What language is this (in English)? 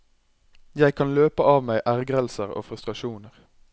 Norwegian